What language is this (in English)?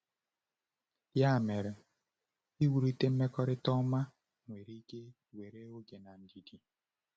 Igbo